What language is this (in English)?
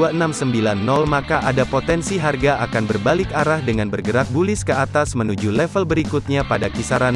Indonesian